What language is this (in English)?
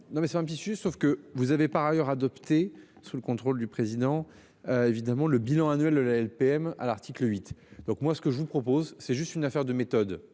French